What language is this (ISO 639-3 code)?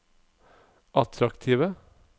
nor